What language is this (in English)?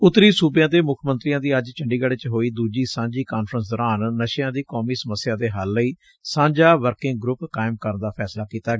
Punjabi